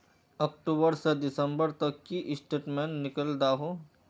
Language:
Magahi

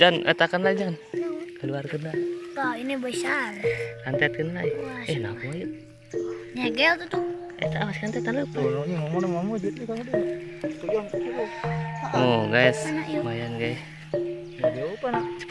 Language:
Indonesian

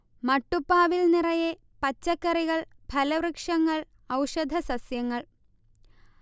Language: Malayalam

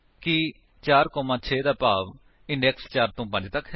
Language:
Punjabi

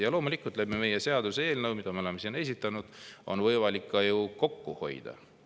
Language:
Estonian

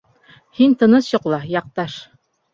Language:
Bashkir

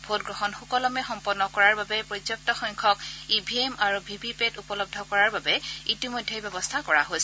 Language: Assamese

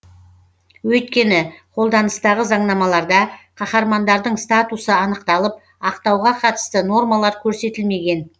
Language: Kazakh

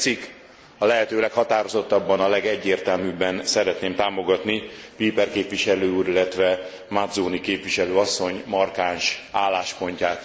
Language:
Hungarian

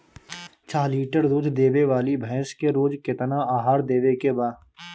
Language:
Bhojpuri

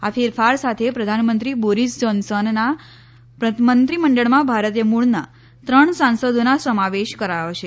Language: Gujarati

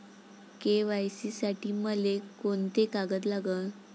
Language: Marathi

